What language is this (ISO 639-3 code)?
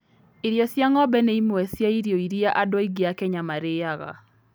kik